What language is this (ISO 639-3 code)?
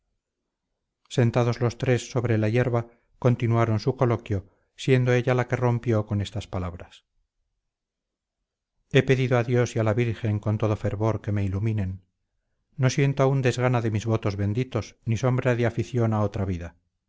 spa